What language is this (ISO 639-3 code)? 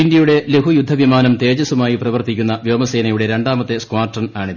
mal